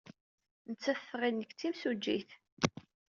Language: Kabyle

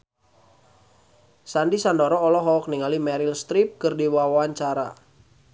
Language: Sundanese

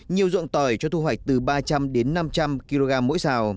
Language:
Vietnamese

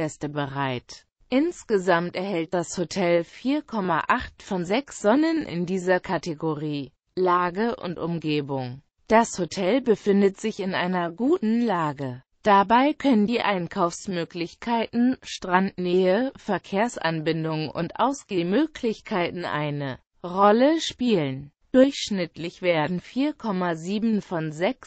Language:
German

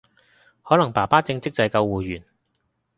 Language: Cantonese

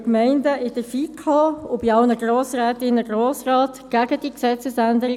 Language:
Swiss German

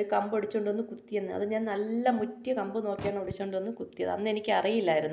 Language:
Turkish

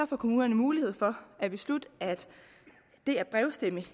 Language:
Danish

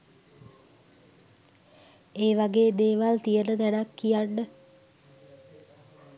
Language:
Sinhala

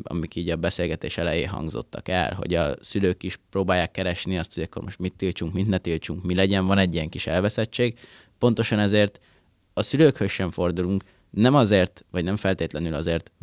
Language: Hungarian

